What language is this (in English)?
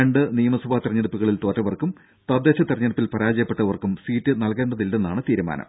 Malayalam